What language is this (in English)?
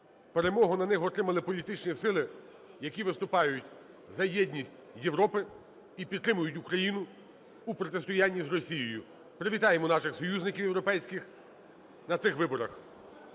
Ukrainian